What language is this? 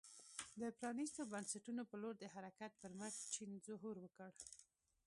Pashto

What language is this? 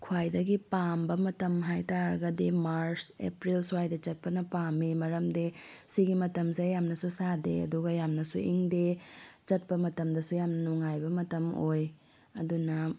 Manipuri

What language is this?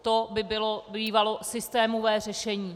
Czech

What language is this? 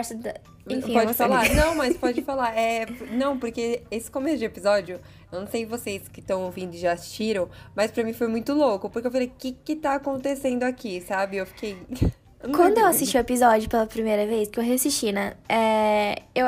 Portuguese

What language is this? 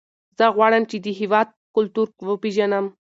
Pashto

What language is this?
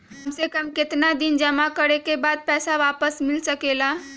Magahi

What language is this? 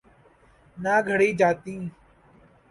Urdu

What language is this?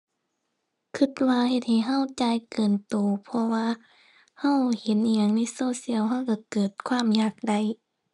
Thai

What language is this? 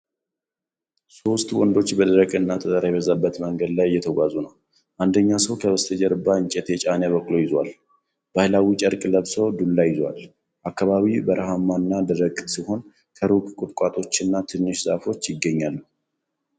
Amharic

